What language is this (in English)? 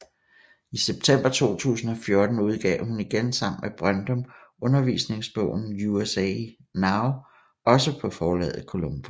Danish